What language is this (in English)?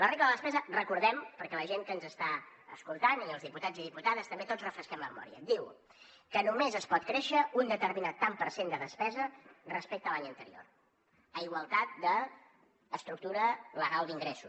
Catalan